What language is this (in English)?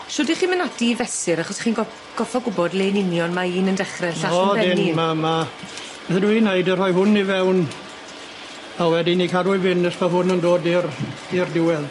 Welsh